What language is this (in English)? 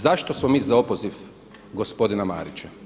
Croatian